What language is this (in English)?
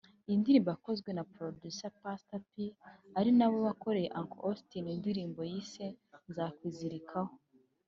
Kinyarwanda